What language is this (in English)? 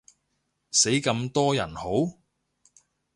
Cantonese